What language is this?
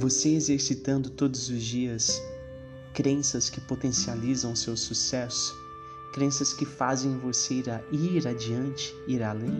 Portuguese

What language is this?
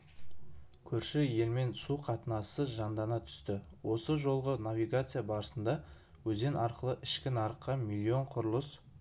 Kazakh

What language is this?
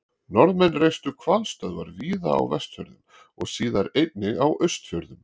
Icelandic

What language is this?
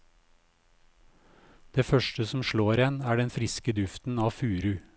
Norwegian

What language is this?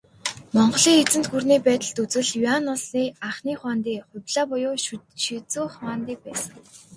Mongolian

